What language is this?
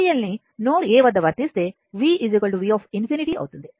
Telugu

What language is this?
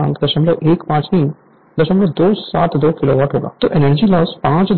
Hindi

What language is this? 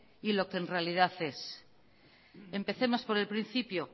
Spanish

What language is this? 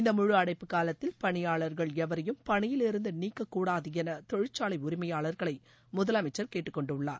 Tamil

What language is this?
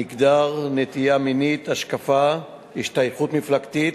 Hebrew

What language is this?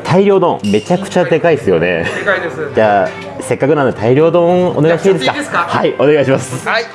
Japanese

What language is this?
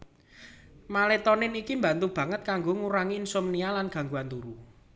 Javanese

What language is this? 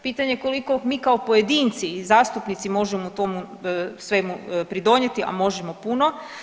Croatian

